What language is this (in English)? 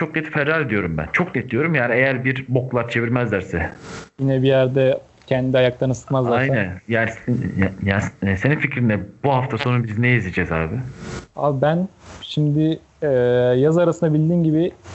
Turkish